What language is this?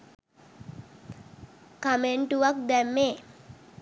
Sinhala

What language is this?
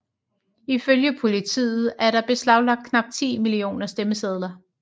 Danish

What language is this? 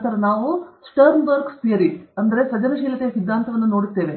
Kannada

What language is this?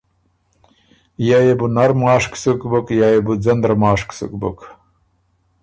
Ormuri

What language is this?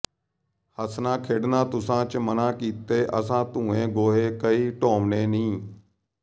Punjabi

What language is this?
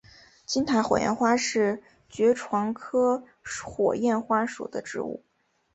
Chinese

